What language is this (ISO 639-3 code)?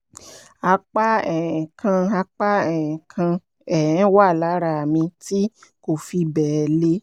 yor